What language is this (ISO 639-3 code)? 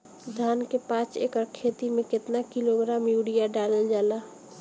bho